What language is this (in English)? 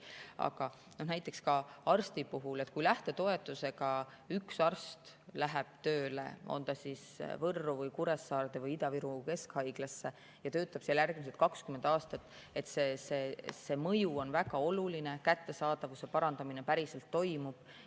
Estonian